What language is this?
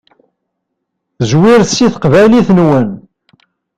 Kabyle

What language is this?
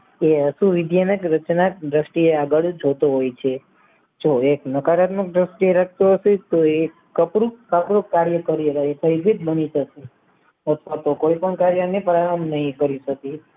Gujarati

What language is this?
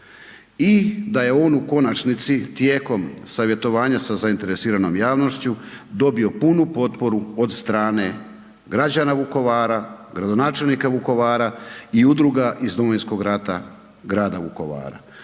Croatian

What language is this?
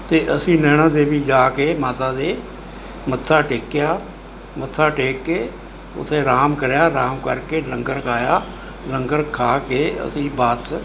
Punjabi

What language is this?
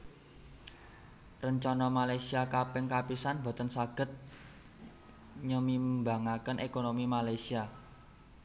Javanese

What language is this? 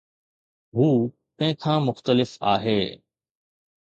Sindhi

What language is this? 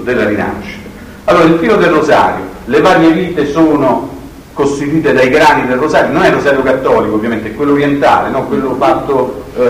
Italian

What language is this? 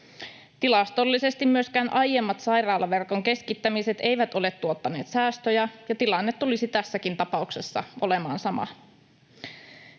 Finnish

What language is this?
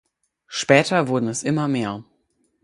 German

